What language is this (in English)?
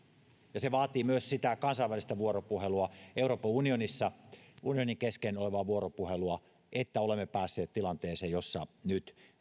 Finnish